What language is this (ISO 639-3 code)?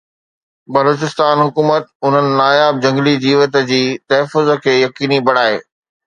snd